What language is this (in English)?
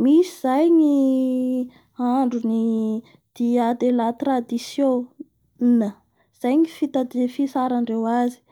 Bara Malagasy